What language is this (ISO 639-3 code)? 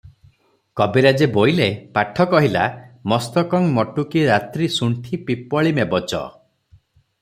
ori